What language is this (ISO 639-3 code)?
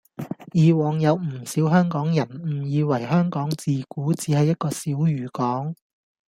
yue